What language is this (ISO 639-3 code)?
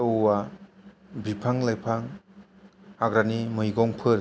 brx